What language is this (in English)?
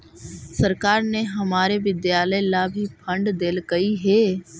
Magahi